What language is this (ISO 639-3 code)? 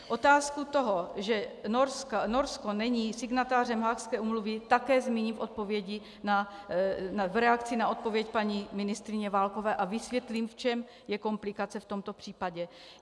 ces